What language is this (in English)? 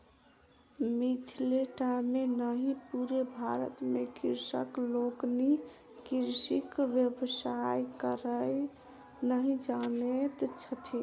Maithili